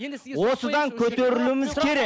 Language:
Kazakh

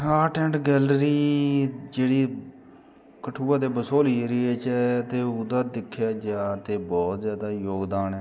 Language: Dogri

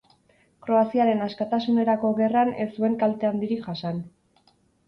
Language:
Basque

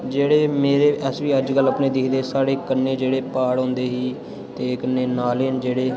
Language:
Dogri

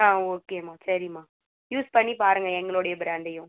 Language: Tamil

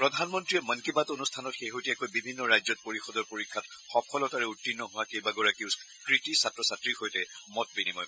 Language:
Assamese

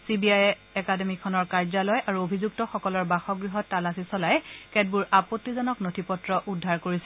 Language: Assamese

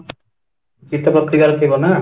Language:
Odia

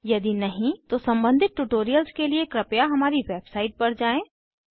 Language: Hindi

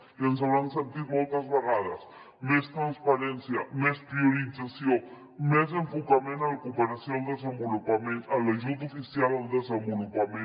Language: Catalan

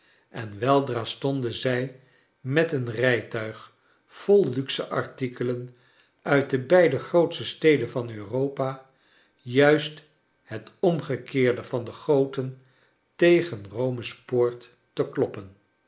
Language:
Dutch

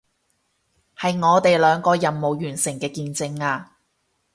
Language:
Cantonese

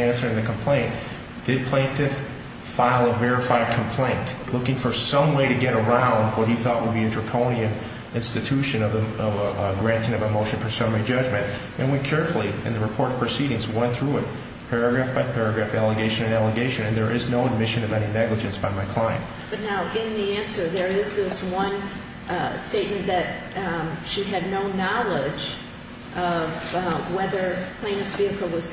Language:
English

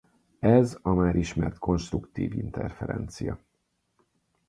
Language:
Hungarian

